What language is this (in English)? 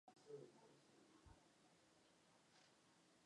Chinese